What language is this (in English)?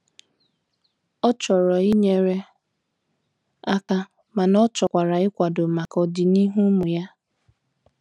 Igbo